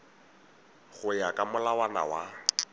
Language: Tswana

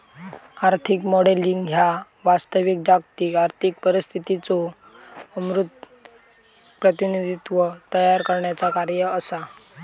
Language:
Marathi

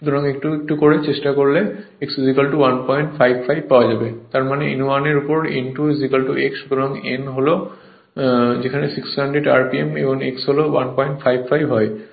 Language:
Bangla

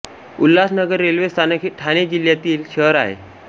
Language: Marathi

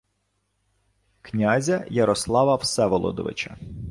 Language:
Ukrainian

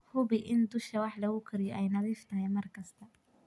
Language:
Somali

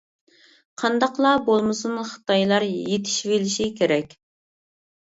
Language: Uyghur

